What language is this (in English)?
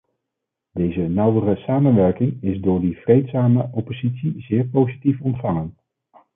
Dutch